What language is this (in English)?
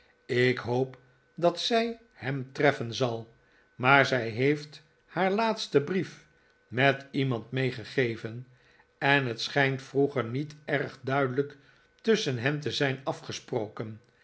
Dutch